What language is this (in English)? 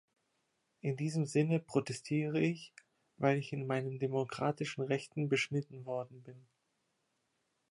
German